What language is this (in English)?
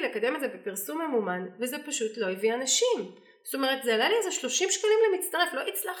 Hebrew